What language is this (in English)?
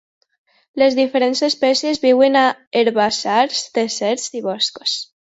Catalan